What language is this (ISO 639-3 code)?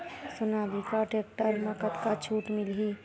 hne